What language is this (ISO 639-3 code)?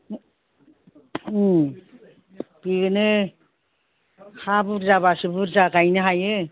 brx